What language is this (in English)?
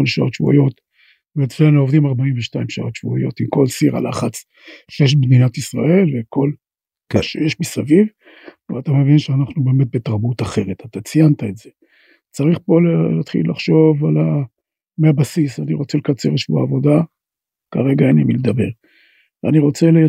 Hebrew